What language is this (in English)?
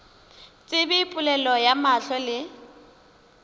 Northern Sotho